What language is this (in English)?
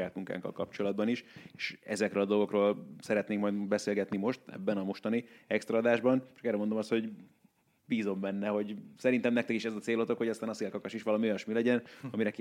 Hungarian